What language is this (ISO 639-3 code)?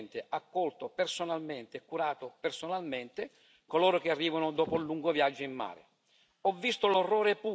ita